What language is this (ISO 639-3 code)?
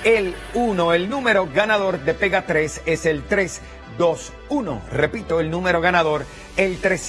spa